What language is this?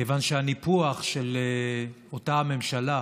Hebrew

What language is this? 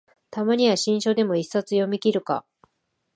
Japanese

